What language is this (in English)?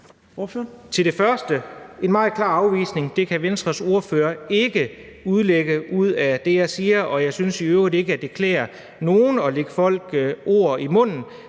Danish